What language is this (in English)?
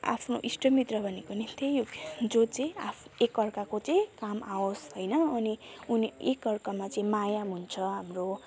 Nepali